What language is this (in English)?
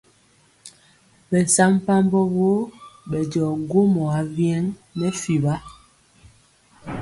Mpiemo